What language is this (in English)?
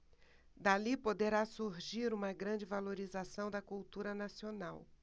Portuguese